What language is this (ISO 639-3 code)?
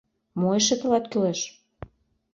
chm